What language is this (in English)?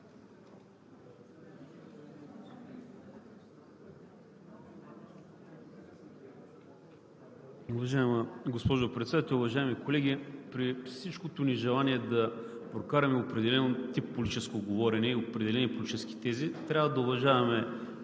Bulgarian